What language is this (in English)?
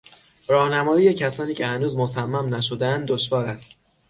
Persian